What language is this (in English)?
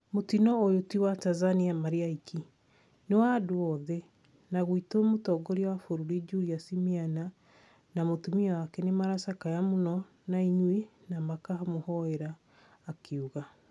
Kikuyu